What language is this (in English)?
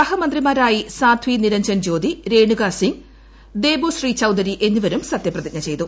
Malayalam